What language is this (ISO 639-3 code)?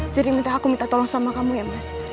ind